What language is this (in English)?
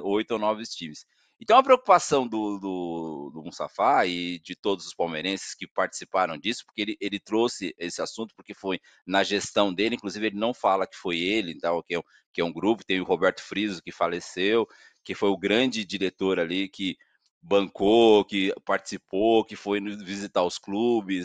Portuguese